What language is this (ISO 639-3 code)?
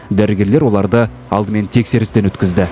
kaz